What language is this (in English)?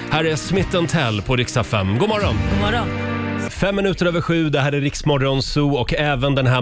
Swedish